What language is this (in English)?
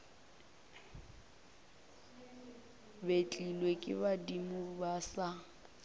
Northern Sotho